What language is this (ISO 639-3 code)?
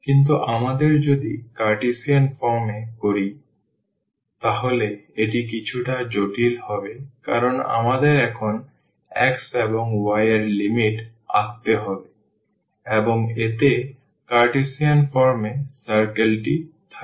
ben